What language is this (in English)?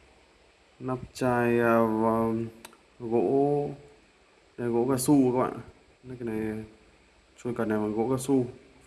Vietnamese